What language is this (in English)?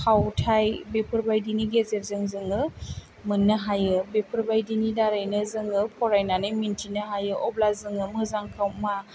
Bodo